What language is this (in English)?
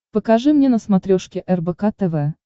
Russian